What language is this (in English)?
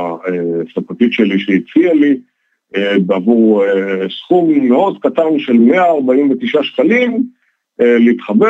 Hebrew